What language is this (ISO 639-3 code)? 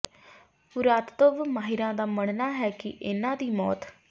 pan